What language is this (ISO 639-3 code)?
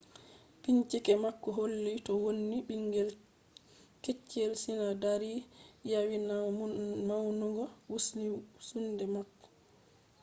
ful